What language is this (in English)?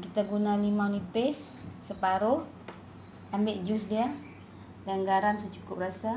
Malay